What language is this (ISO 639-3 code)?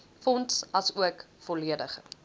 afr